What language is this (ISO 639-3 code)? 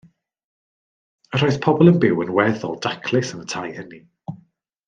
cym